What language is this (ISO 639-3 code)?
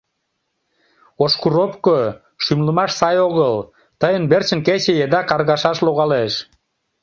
chm